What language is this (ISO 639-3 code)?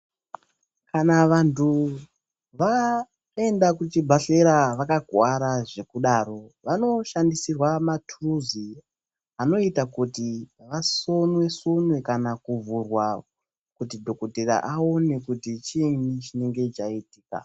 ndc